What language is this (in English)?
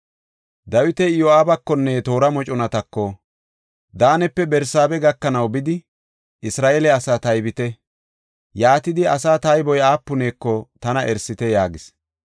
Gofa